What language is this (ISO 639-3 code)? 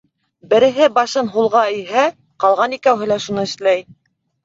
bak